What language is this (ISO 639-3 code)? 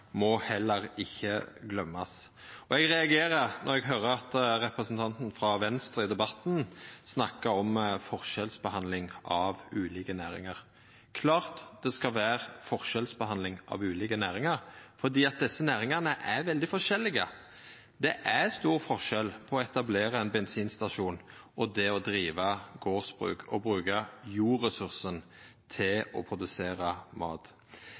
nno